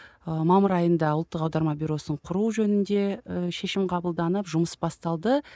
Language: Kazakh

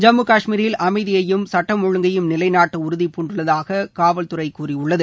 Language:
Tamil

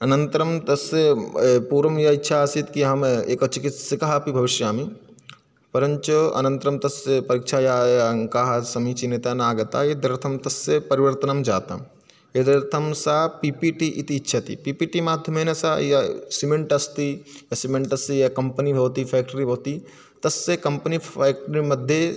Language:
Sanskrit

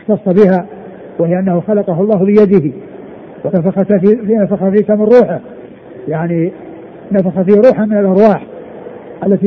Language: Arabic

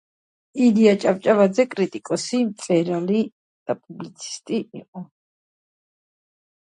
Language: Georgian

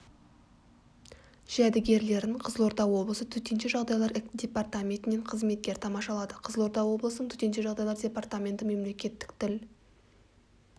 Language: Kazakh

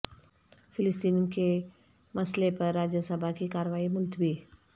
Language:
Urdu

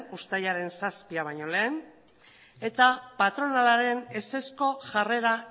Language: Basque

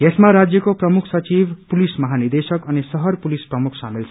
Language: Nepali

